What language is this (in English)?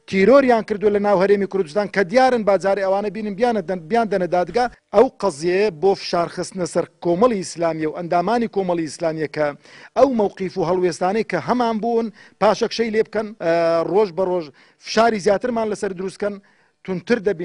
Arabic